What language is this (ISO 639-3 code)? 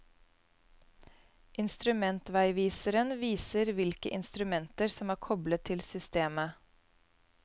nor